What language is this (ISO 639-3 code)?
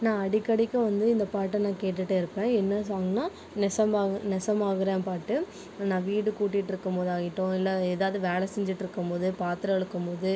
tam